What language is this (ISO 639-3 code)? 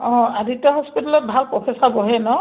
asm